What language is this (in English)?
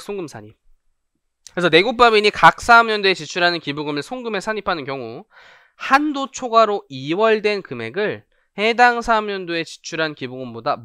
Korean